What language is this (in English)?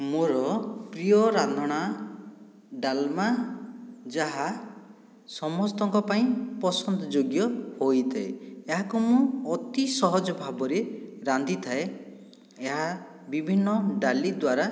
Odia